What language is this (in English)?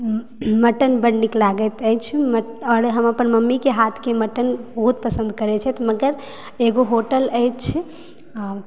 Maithili